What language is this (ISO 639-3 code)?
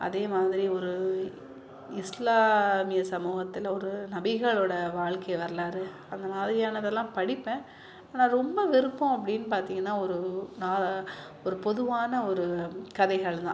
tam